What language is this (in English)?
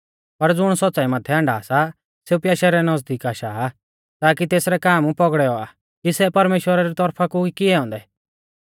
Mahasu Pahari